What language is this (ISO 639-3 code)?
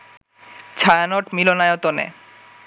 ben